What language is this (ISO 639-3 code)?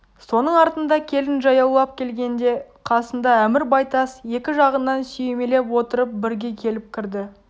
kaz